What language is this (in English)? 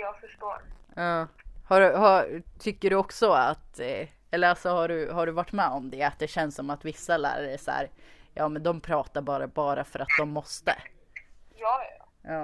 Swedish